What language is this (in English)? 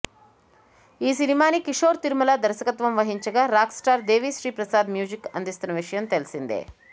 Telugu